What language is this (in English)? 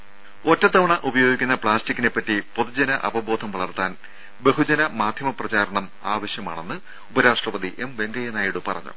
Malayalam